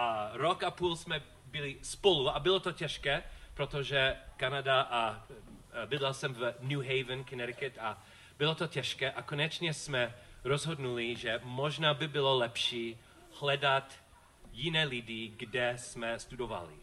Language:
Czech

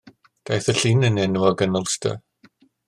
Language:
Welsh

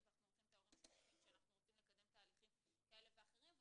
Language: Hebrew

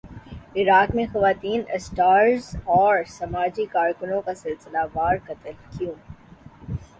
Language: Urdu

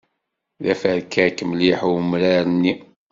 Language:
Kabyle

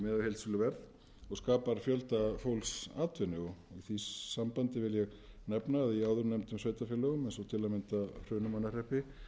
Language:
Icelandic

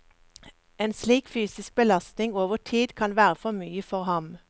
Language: Norwegian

